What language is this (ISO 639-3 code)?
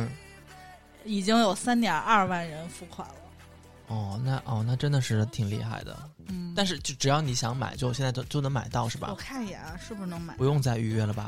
zho